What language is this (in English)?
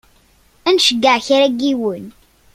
Kabyle